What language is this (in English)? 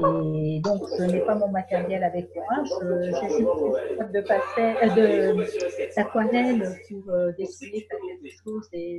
French